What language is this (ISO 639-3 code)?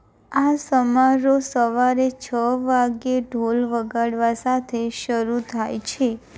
guj